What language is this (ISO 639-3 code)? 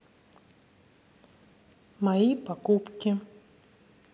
rus